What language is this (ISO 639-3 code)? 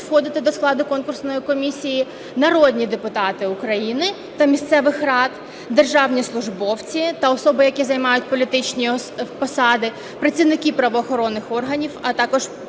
ukr